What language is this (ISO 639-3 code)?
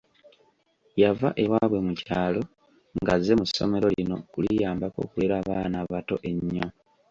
lug